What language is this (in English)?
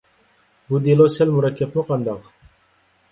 Uyghur